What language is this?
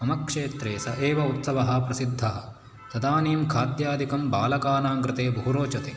Sanskrit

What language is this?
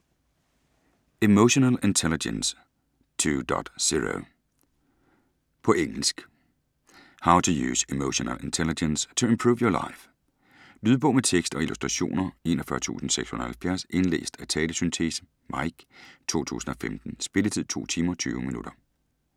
Danish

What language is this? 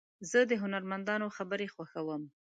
Pashto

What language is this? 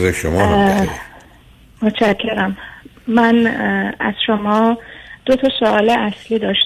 Persian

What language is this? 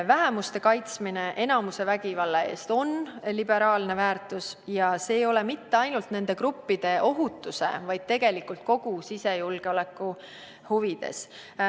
Estonian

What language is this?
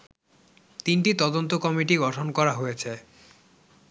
Bangla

